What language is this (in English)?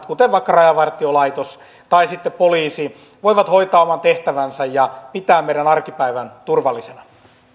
Finnish